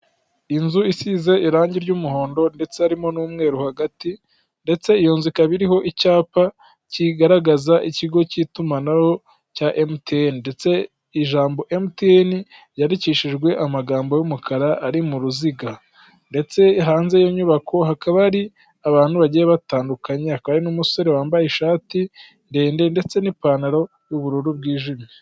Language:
Kinyarwanda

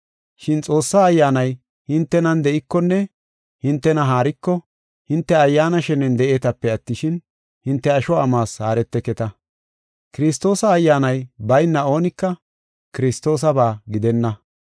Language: Gofa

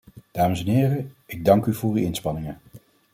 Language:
Dutch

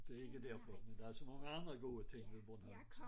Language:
Danish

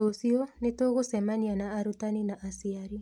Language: Kikuyu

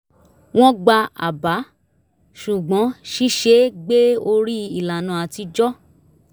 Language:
Yoruba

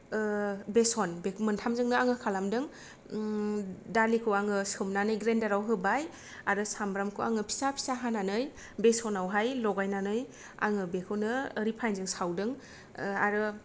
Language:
Bodo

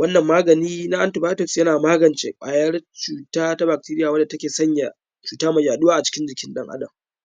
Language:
Hausa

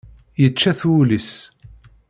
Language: Kabyle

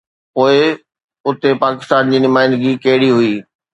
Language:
Sindhi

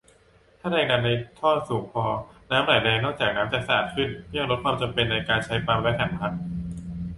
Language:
Thai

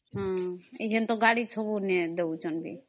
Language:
Odia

